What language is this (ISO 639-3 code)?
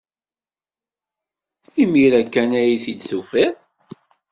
kab